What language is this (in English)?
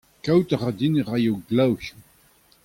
Breton